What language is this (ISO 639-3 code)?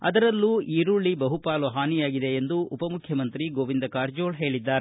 kan